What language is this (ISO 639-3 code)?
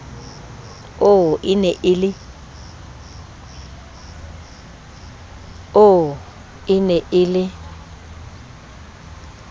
sot